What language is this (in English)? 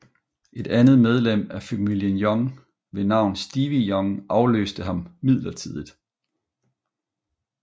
Danish